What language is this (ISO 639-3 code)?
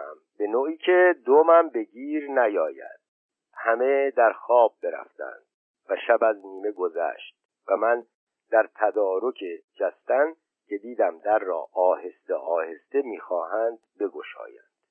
fas